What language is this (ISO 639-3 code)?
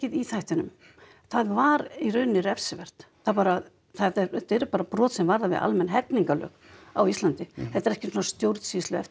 isl